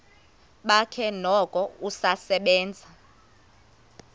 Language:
Xhosa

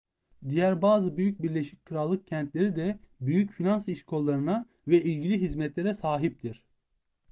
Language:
Turkish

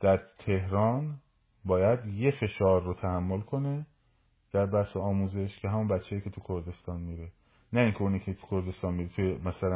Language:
Persian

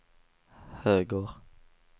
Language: Swedish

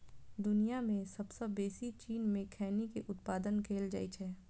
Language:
Maithili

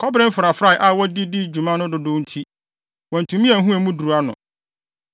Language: Akan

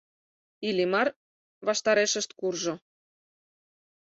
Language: Mari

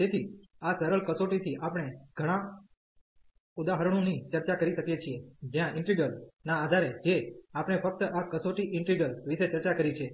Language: Gujarati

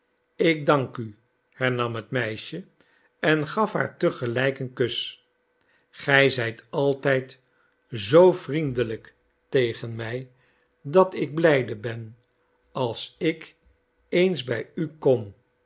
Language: Dutch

